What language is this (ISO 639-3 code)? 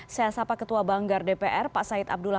ind